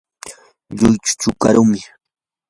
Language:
Yanahuanca Pasco Quechua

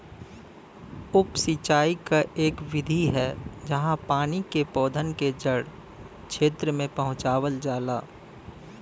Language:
Bhojpuri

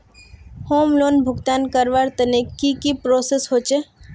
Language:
Magahi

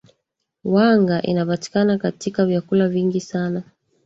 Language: Swahili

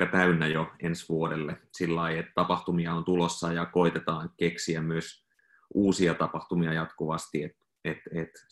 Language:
Finnish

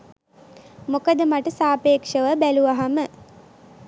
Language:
Sinhala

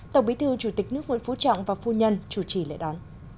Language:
Vietnamese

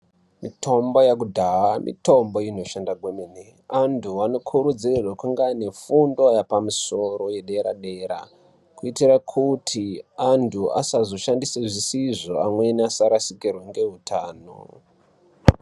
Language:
Ndau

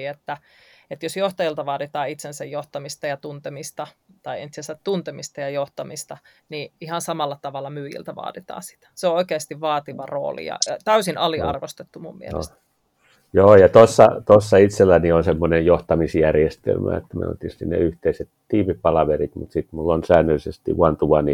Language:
Finnish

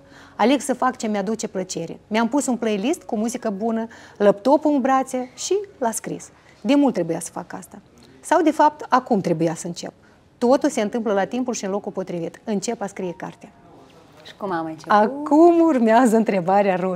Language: Romanian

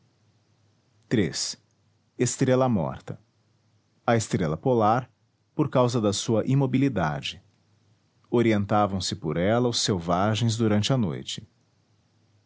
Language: Portuguese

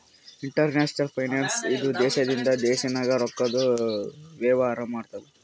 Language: Kannada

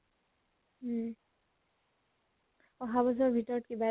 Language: Assamese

